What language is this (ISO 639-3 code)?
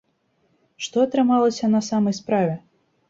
bel